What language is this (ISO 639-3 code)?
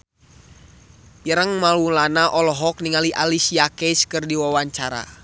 sun